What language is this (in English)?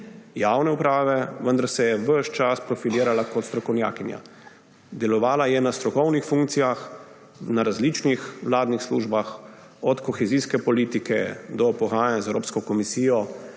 Slovenian